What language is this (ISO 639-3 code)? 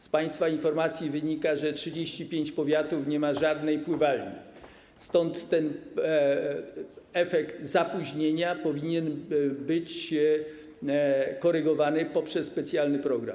pol